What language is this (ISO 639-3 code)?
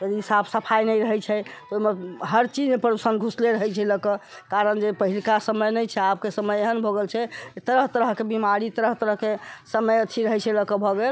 mai